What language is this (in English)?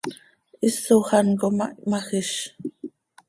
Seri